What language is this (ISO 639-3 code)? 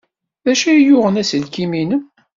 kab